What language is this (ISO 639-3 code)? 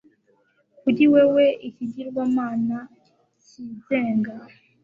kin